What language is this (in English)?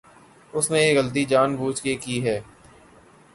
Urdu